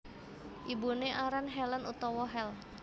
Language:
Javanese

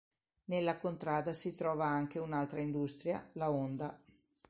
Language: Italian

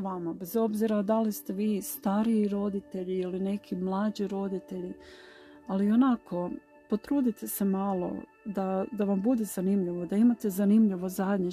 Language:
Croatian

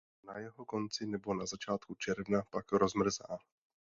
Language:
Czech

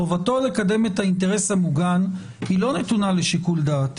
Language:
Hebrew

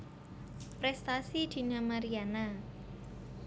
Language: Javanese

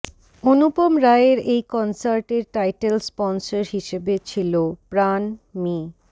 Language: Bangla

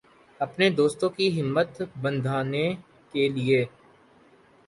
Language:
Urdu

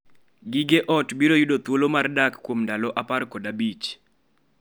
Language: Luo (Kenya and Tanzania)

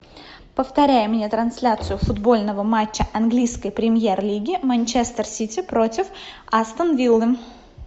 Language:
Russian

